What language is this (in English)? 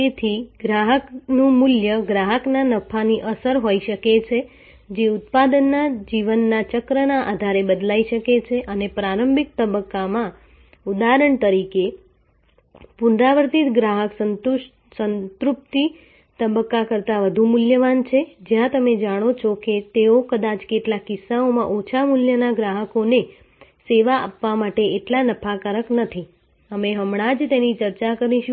Gujarati